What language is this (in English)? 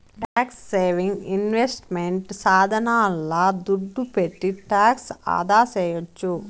Telugu